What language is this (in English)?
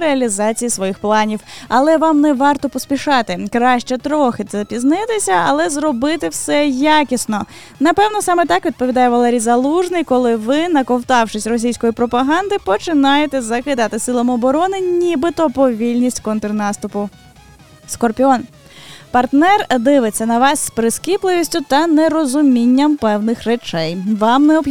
Ukrainian